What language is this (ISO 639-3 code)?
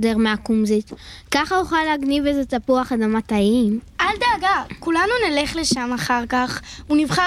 heb